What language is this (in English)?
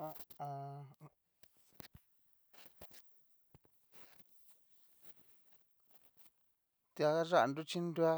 Cacaloxtepec Mixtec